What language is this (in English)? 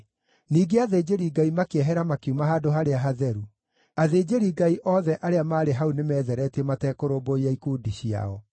Kikuyu